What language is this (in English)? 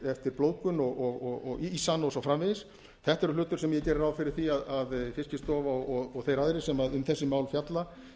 Icelandic